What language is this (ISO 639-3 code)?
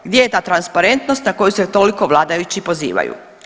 hrv